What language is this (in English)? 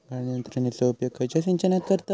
Marathi